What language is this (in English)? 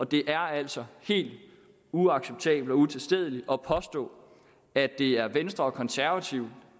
Danish